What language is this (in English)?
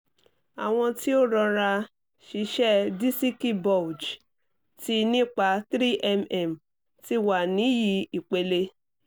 Yoruba